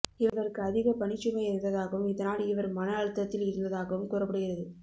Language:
Tamil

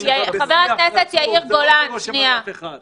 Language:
Hebrew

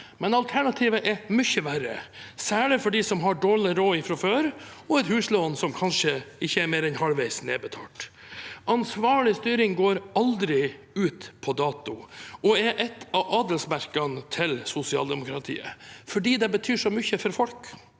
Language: Norwegian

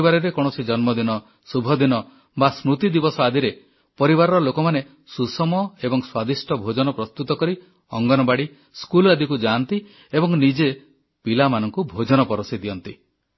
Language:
Odia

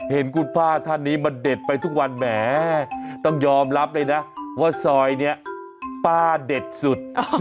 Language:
Thai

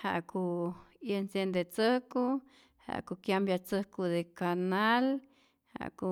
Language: Rayón Zoque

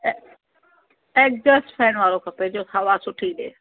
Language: Sindhi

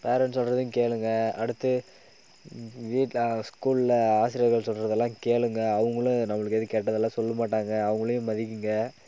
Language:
Tamil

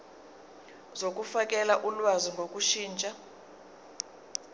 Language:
Zulu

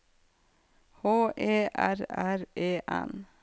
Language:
Norwegian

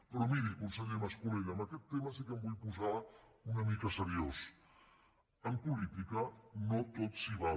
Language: Catalan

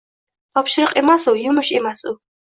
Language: Uzbek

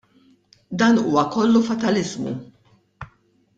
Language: Maltese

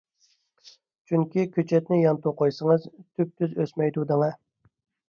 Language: Uyghur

